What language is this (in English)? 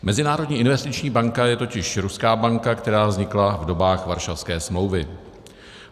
Czech